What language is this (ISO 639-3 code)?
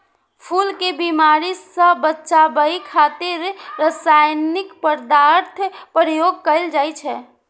mai